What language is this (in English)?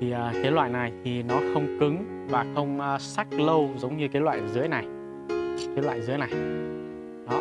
Vietnamese